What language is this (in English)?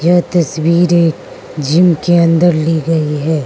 Hindi